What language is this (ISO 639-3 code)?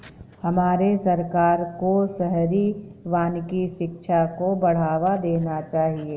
hin